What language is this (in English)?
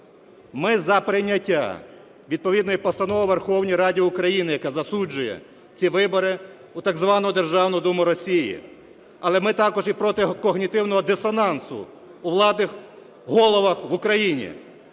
Ukrainian